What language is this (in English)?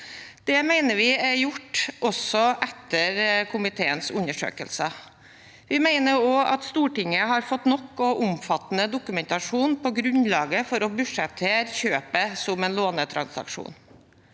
Norwegian